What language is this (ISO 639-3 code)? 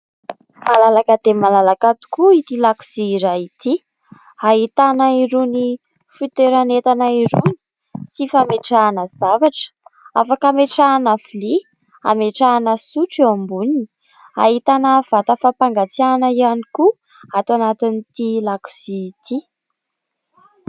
mlg